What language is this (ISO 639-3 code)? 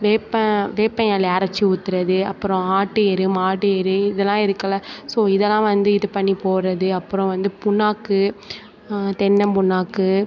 tam